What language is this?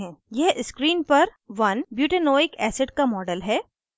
Hindi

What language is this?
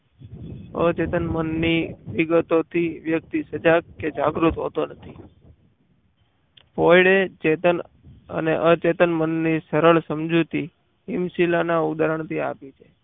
Gujarati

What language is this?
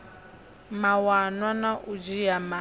Venda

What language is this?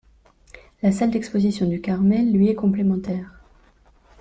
French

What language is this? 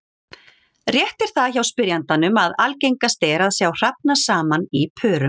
Icelandic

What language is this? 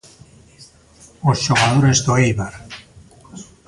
Galician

